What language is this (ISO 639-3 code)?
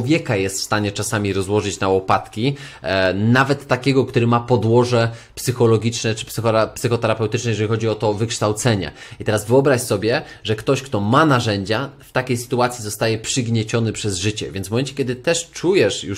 pol